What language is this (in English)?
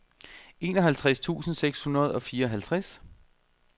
Danish